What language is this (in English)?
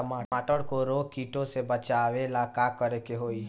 Bhojpuri